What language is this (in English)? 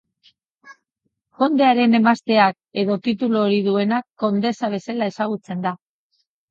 Basque